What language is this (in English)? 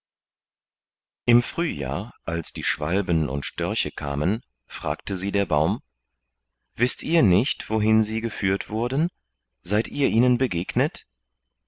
German